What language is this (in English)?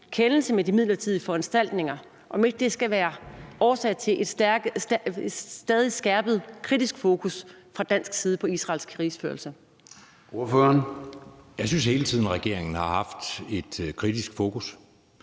Danish